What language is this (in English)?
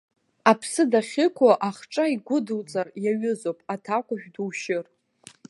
Abkhazian